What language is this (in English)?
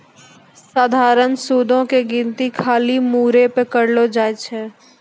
Maithili